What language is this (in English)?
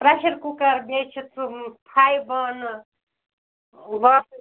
Kashmiri